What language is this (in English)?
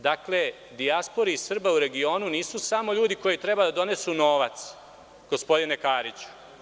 Serbian